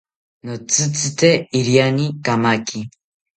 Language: South Ucayali Ashéninka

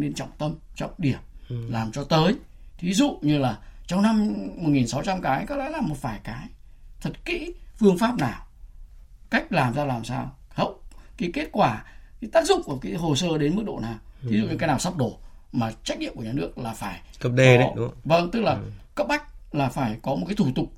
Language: Vietnamese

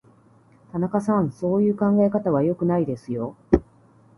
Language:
Japanese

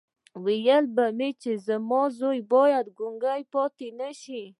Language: Pashto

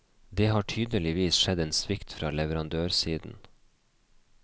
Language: Norwegian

